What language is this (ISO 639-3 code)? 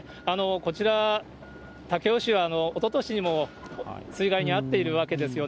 jpn